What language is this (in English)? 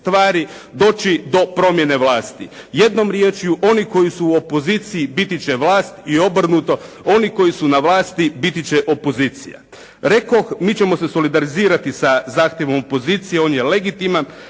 Croatian